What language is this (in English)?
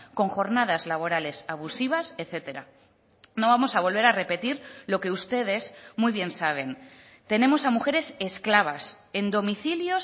Spanish